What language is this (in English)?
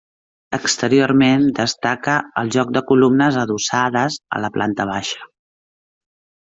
Catalan